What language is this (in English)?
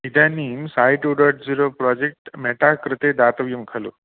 Sanskrit